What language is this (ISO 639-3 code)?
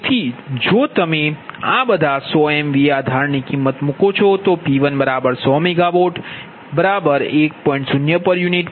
guj